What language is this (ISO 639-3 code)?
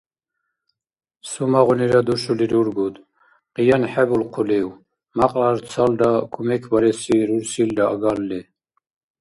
dar